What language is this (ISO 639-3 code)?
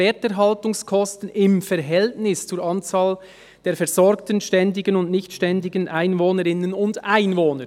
gsw